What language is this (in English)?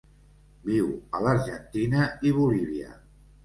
Catalan